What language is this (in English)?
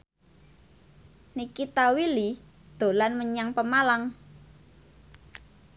Javanese